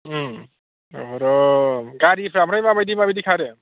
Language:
Bodo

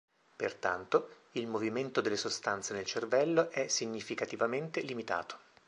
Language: Italian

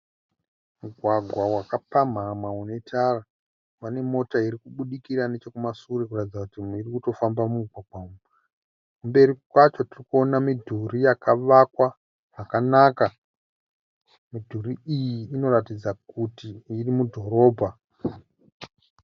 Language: Shona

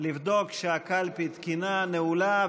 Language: Hebrew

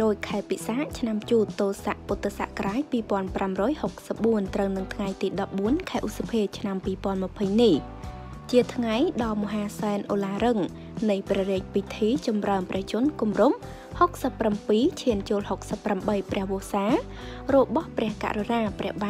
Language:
Thai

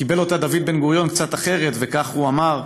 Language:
Hebrew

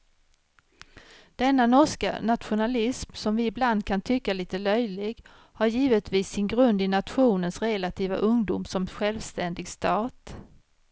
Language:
Swedish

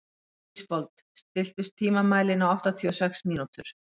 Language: Icelandic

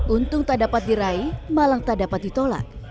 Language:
Indonesian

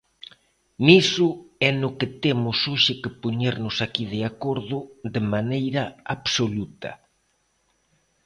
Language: Galician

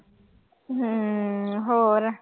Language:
Punjabi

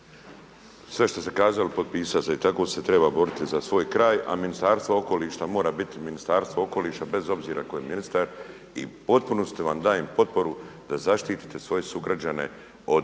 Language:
Croatian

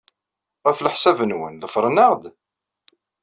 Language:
Kabyle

